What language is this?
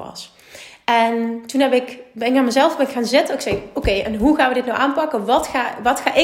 Dutch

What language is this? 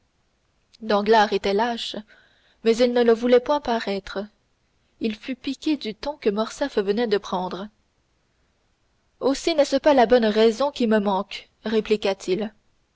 French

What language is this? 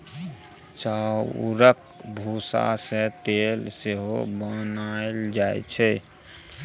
Maithili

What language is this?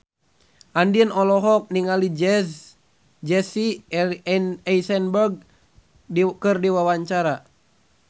Sundanese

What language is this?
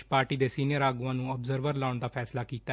Punjabi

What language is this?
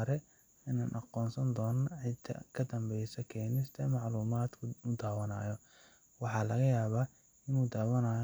Somali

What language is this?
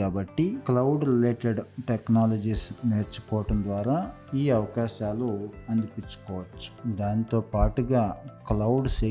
Telugu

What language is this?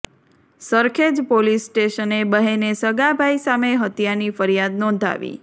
Gujarati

